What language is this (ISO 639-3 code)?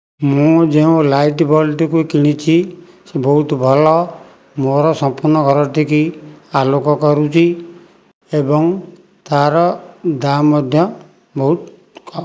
ori